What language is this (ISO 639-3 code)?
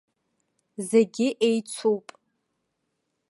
abk